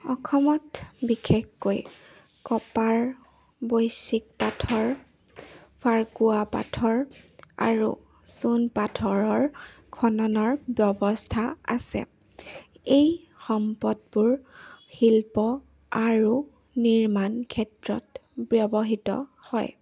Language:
Assamese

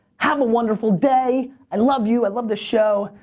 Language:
English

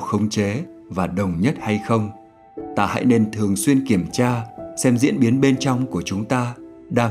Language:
Vietnamese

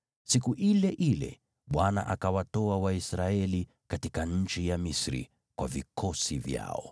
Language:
Swahili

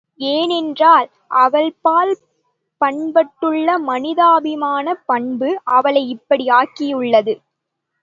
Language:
Tamil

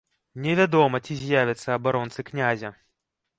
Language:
Belarusian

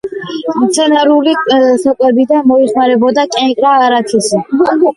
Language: Georgian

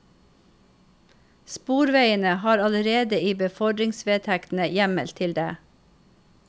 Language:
Norwegian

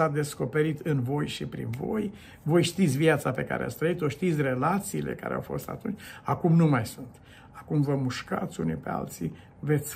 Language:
Romanian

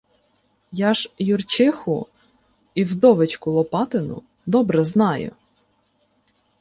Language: Ukrainian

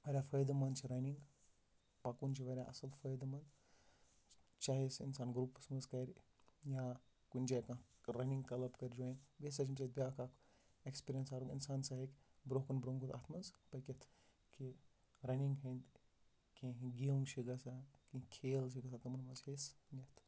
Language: Kashmiri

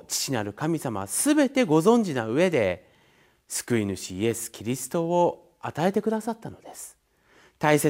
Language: Japanese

